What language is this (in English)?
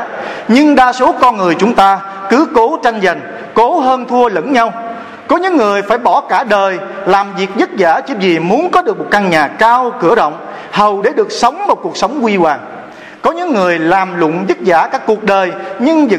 Vietnamese